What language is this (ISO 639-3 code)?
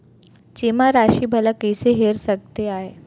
hne